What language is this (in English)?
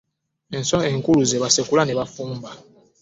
Ganda